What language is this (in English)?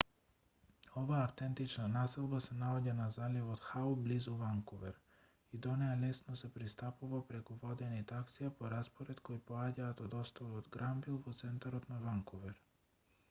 Macedonian